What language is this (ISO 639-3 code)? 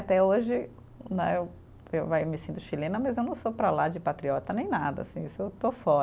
por